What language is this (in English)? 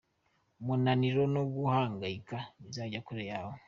Kinyarwanda